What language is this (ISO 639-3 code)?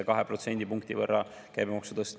est